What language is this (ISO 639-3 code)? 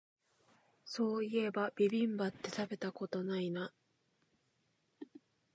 jpn